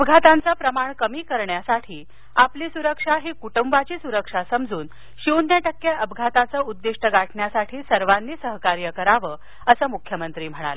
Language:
Marathi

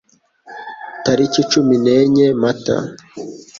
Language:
Kinyarwanda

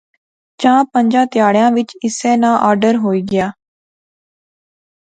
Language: Pahari-Potwari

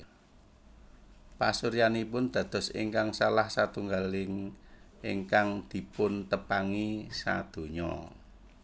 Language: Javanese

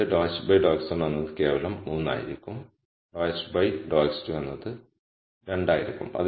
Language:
Malayalam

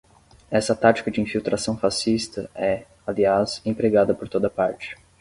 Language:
Portuguese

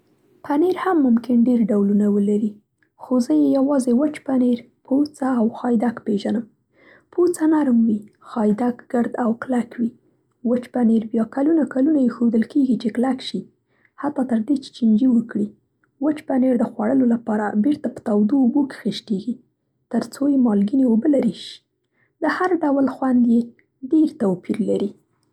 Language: Central Pashto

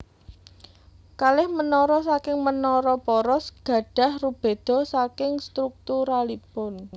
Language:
Javanese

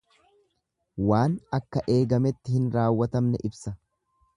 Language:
Oromo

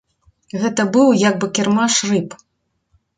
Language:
Belarusian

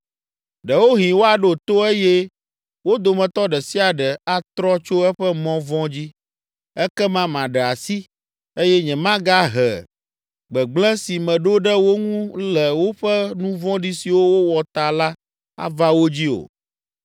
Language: Ewe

